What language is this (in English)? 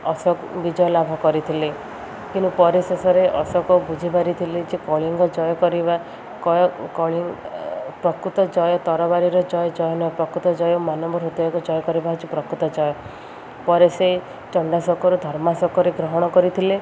Odia